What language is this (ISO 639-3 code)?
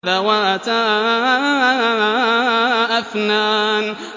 ara